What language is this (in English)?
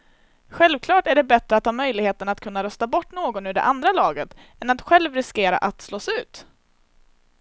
Swedish